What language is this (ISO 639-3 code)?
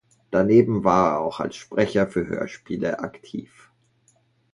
deu